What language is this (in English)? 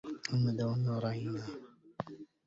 Arabic